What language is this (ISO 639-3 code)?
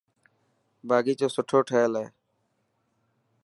mki